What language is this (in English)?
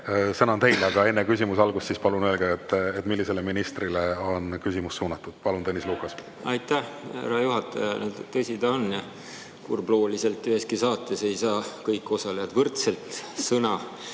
Estonian